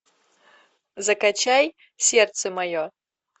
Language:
Russian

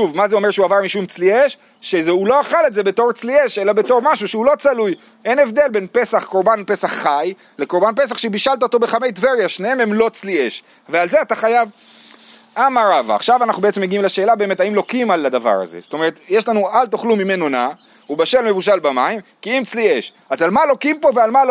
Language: Hebrew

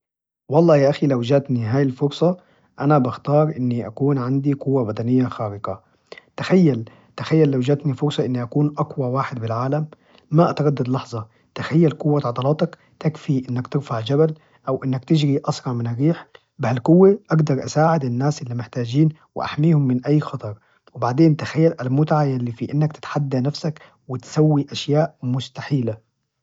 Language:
Najdi Arabic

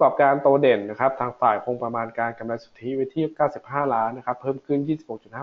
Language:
Thai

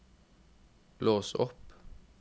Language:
Norwegian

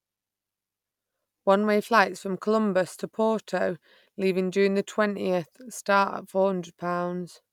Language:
English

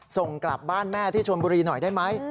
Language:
Thai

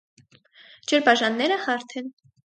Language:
Armenian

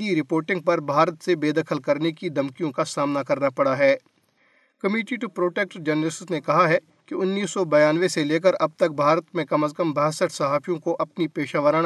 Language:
Urdu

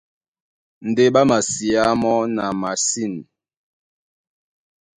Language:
Duala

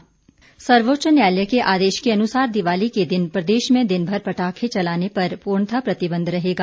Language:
Hindi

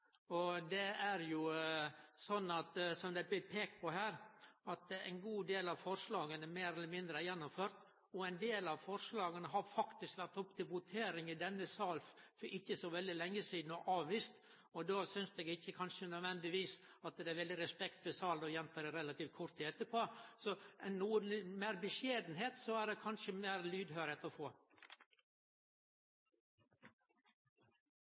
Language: Norwegian Nynorsk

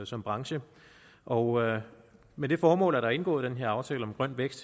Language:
Danish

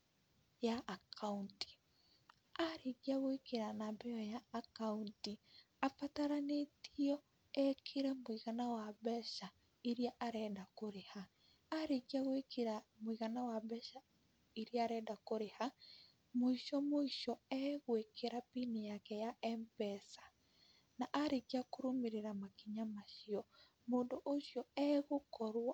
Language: Kikuyu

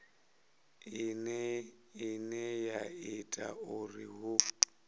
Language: Venda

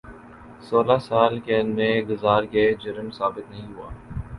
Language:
Urdu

